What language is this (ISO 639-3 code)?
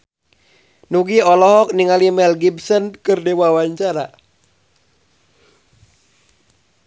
sun